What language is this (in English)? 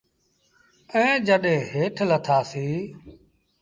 Sindhi Bhil